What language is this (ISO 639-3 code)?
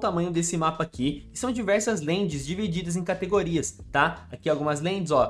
por